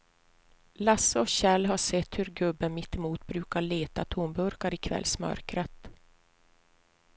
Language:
Swedish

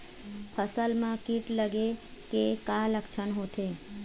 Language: Chhattisgarhi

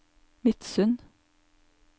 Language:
Norwegian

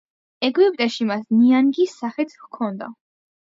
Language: Georgian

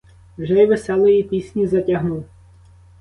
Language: Ukrainian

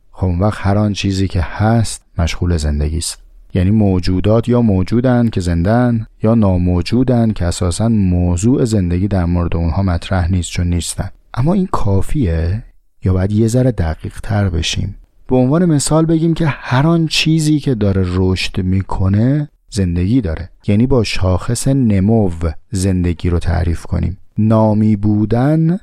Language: Persian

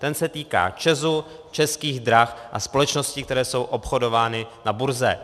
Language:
Czech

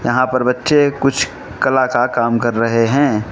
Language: Hindi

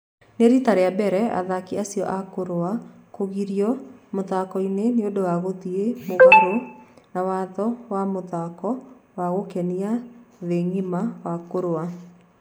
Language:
Kikuyu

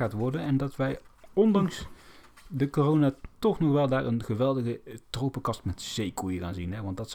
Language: Dutch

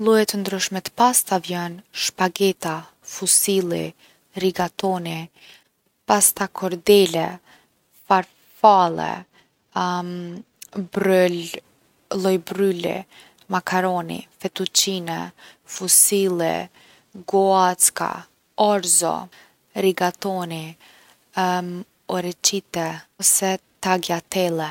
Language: Gheg Albanian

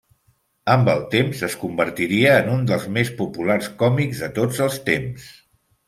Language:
Catalan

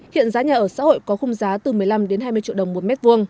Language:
Vietnamese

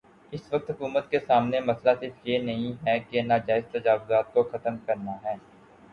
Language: Urdu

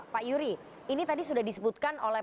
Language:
Indonesian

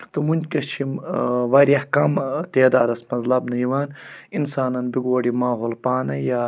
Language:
Kashmiri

